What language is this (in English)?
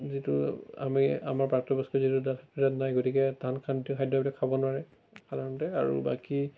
Assamese